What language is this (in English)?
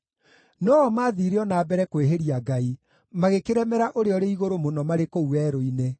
Kikuyu